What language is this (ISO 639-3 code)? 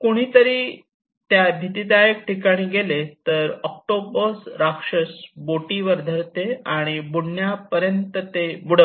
mar